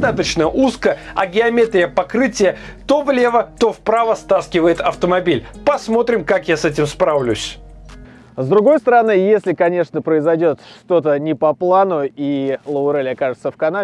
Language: Russian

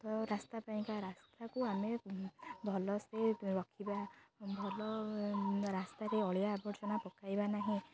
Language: Odia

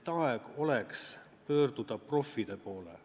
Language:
Estonian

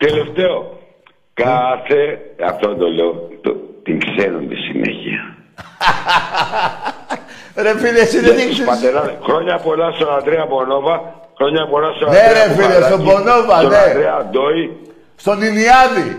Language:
Greek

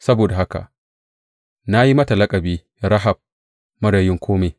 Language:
Hausa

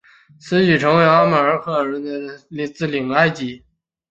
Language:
Chinese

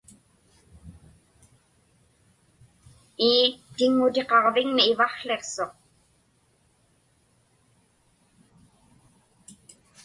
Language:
Inupiaq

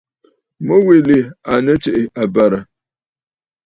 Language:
Bafut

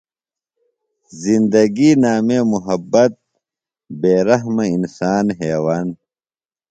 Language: Phalura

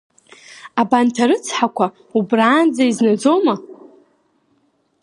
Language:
Abkhazian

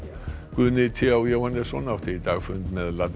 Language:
Icelandic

